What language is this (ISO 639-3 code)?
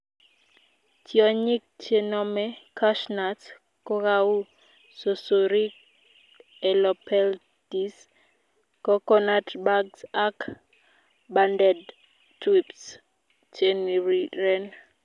kln